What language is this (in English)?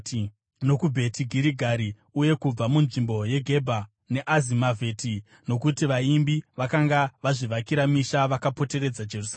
Shona